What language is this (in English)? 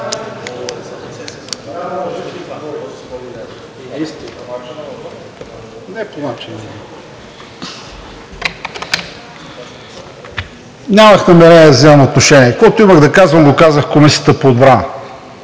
Bulgarian